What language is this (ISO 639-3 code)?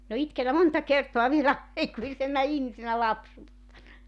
fin